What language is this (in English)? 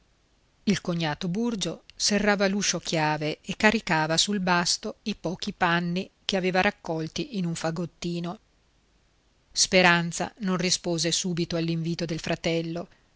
Italian